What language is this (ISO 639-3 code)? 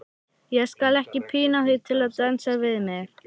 isl